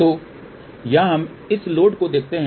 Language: Hindi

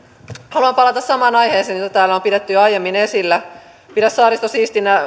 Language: Finnish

